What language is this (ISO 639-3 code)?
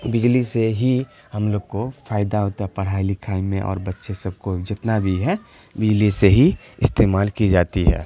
urd